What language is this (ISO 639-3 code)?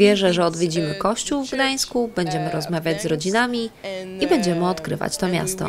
pol